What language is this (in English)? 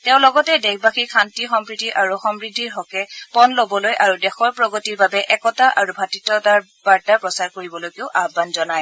Assamese